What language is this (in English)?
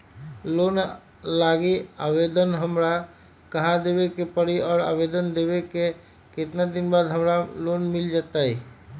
Magahi